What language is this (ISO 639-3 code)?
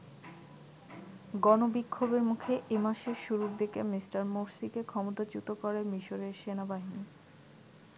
ben